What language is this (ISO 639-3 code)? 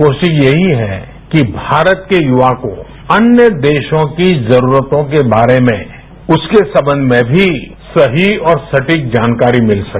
hin